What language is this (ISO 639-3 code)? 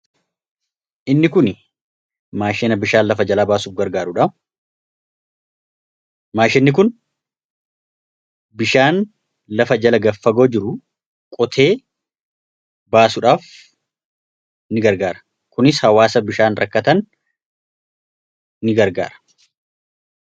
orm